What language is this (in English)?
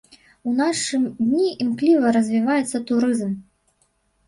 Belarusian